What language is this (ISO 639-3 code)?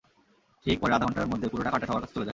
ben